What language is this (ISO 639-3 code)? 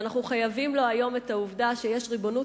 heb